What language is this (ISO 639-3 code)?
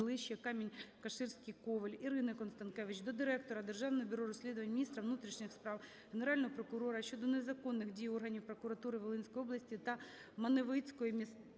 ukr